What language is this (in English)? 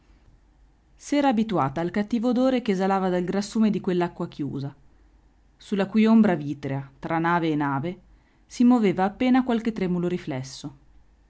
Italian